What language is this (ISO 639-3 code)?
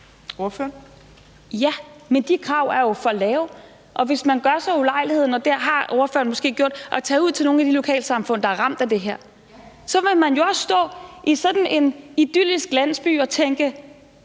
dan